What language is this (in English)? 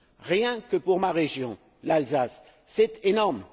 French